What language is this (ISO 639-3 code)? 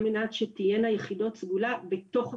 heb